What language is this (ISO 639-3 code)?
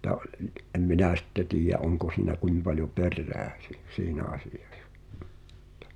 fin